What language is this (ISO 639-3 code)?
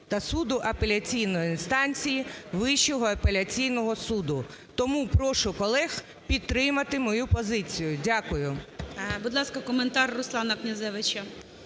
ukr